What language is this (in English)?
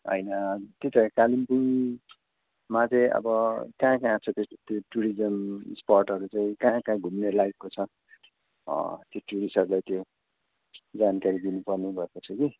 Nepali